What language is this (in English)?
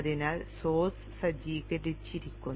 Malayalam